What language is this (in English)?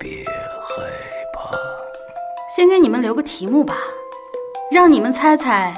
Chinese